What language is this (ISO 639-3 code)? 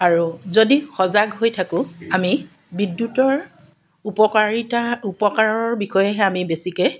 asm